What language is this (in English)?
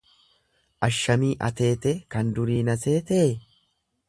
Oromo